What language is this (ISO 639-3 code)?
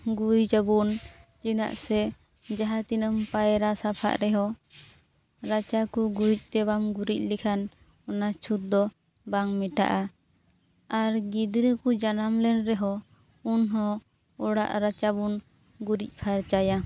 sat